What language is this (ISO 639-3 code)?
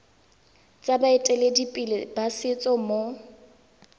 tsn